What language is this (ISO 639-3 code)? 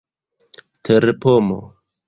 epo